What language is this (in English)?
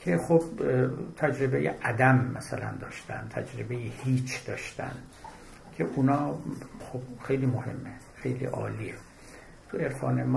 Persian